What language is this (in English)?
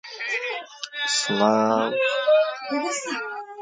Central Kurdish